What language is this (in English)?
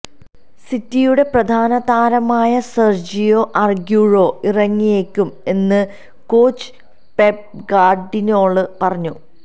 Malayalam